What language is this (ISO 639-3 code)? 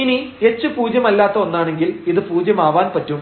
mal